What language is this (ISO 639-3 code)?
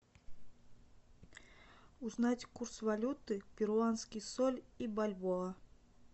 rus